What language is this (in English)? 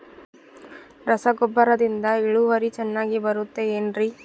Kannada